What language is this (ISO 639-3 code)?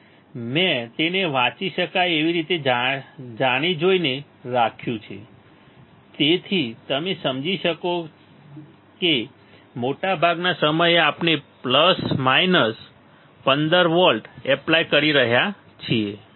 guj